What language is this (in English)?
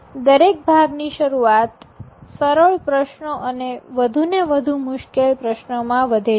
Gujarati